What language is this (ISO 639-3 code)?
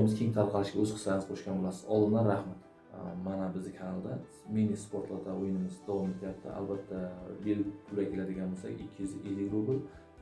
uzb